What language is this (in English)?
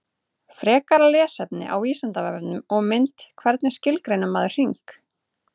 Icelandic